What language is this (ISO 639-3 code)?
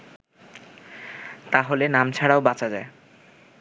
ben